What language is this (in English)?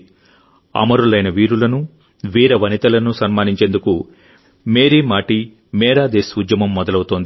Telugu